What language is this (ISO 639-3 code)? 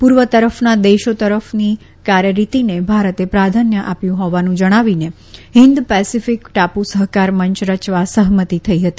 guj